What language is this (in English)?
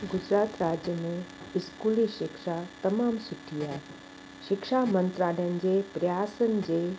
Sindhi